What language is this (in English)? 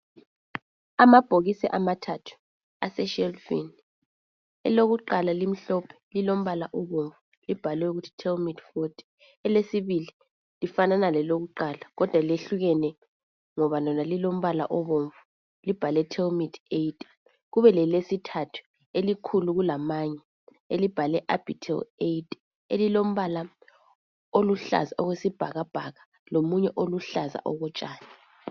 North Ndebele